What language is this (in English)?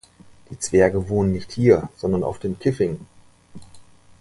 German